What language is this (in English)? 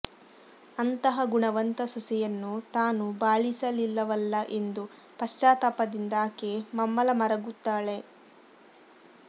Kannada